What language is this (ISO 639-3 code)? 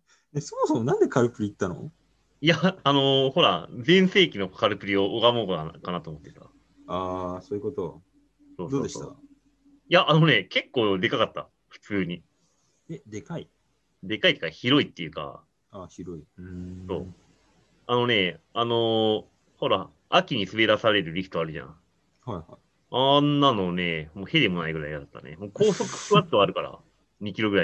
jpn